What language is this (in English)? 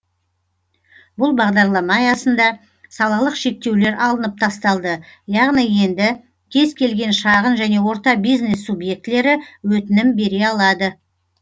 Kazakh